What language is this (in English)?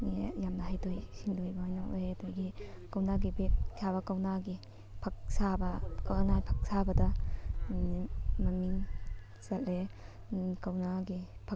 Manipuri